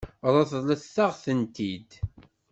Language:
Kabyle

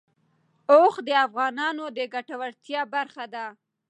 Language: Pashto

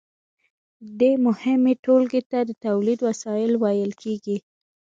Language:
Pashto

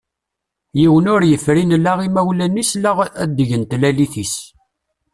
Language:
Kabyle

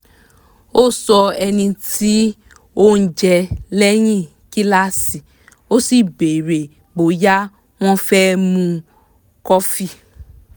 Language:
Yoruba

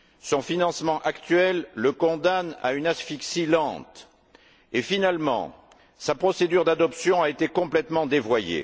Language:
French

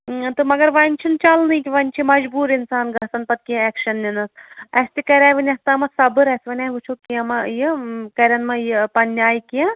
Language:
Kashmiri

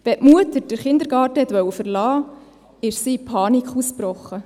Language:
Swiss German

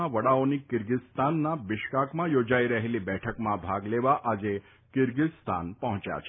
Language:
Gujarati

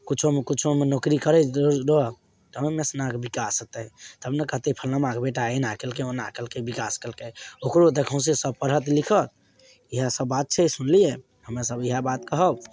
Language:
Maithili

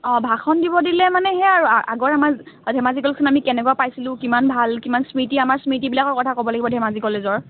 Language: Assamese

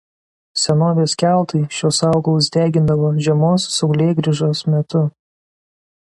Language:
Lithuanian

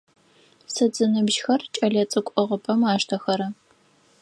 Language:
Adyghe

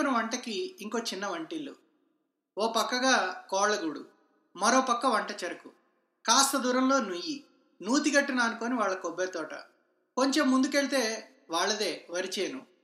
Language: Telugu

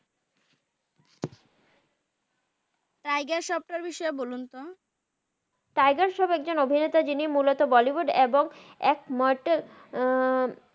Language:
Bangla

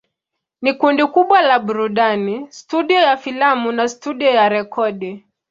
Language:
Swahili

